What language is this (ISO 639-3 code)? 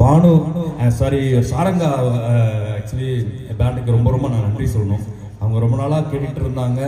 tam